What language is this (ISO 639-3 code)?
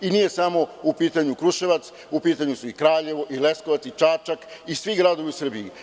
srp